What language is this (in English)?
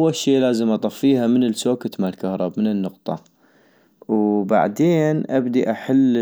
North Mesopotamian Arabic